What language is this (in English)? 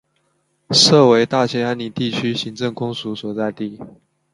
Chinese